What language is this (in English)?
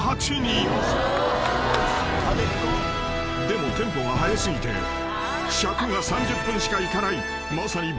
Japanese